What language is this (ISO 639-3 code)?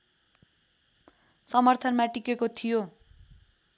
nep